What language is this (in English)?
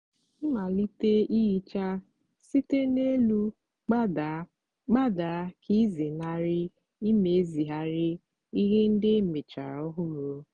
Igbo